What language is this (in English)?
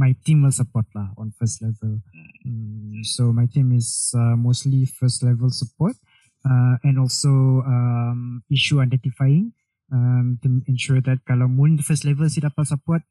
Malay